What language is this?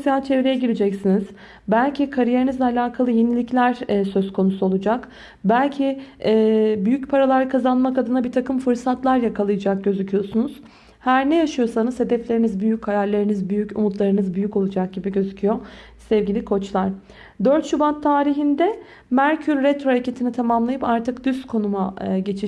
Turkish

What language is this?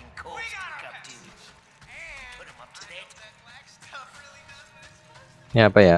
Indonesian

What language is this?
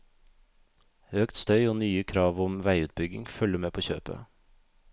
Norwegian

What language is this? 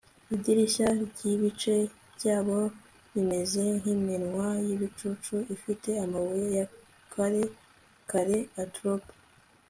Kinyarwanda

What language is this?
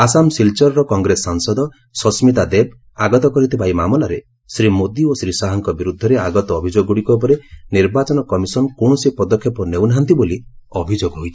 Odia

